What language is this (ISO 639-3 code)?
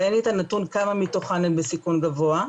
heb